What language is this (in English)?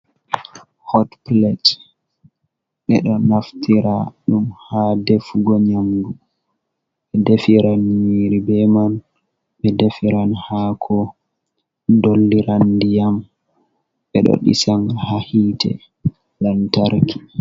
Fula